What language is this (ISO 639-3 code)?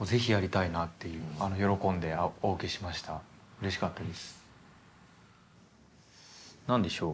jpn